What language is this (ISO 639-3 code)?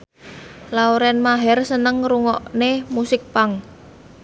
jav